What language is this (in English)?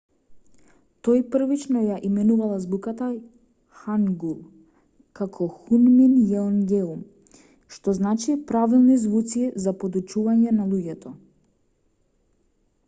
Macedonian